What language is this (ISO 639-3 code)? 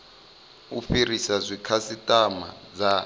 ven